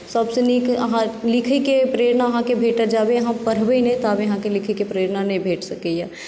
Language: Maithili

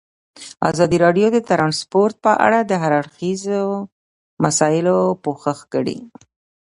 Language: Pashto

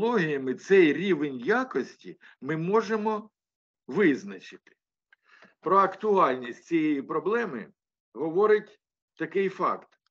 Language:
Ukrainian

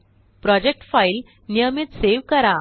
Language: Marathi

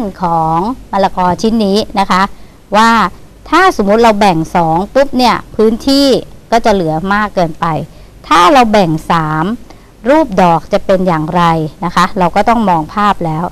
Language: Thai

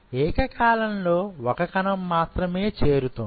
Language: Telugu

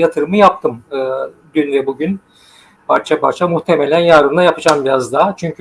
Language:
Turkish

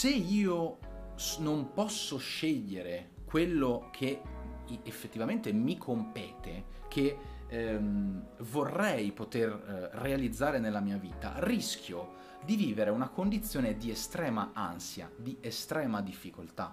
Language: Italian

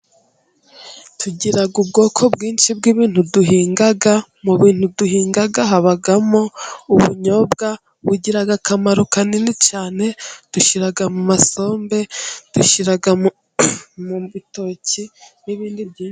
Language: Kinyarwanda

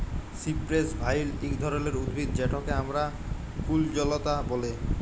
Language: Bangla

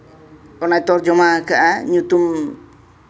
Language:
Santali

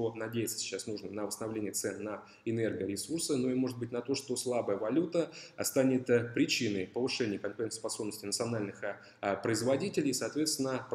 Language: Russian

